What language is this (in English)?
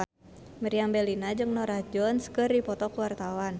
Sundanese